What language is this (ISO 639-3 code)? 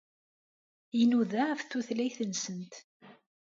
kab